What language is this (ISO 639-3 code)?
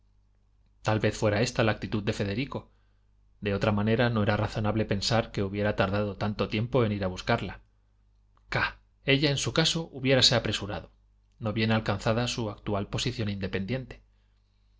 spa